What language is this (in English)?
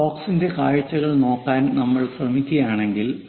Malayalam